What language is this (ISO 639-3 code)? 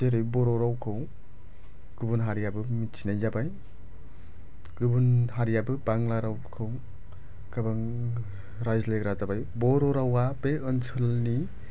brx